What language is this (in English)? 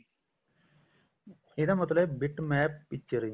Punjabi